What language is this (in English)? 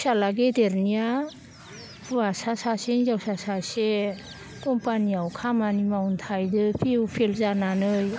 Bodo